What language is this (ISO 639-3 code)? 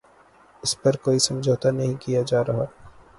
urd